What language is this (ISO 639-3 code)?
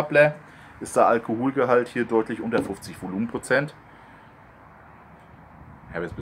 deu